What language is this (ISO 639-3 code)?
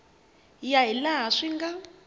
tso